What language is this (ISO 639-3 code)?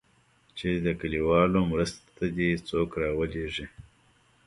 pus